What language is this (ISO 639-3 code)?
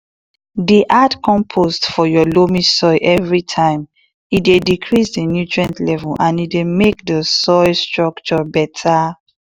pcm